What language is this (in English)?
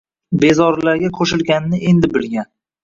Uzbek